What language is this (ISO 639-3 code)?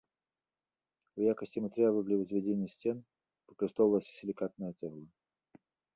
bel